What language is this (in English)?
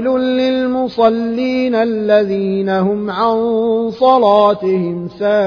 Arabic